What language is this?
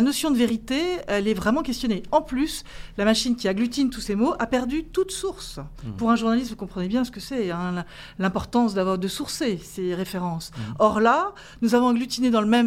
French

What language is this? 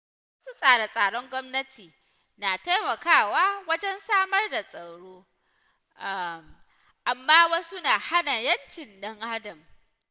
Hausa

